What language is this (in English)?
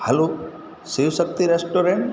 Gujarati